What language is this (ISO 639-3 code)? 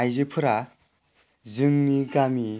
brx